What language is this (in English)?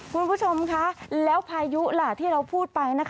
Thai